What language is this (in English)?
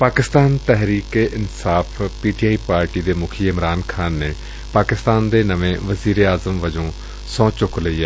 Punjabi